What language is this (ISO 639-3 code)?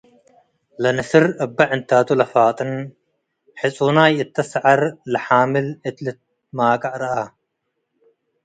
tig